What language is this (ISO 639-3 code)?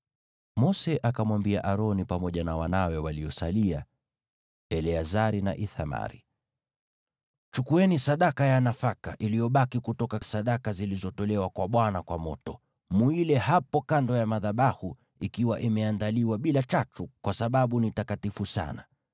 swa